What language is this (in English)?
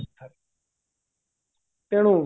Odia